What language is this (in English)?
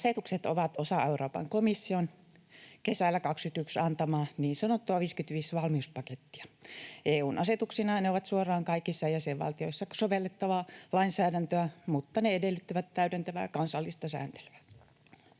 Finnish